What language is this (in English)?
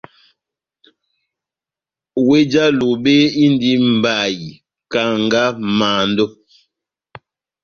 Batanga